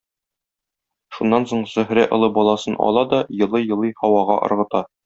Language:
Tatar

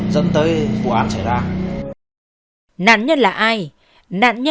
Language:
Vietnamese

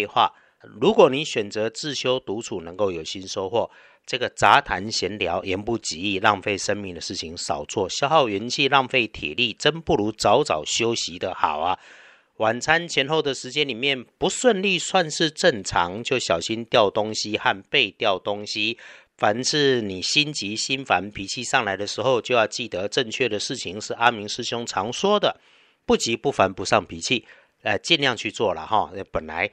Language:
Chinese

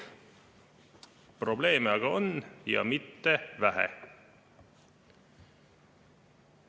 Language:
Estonian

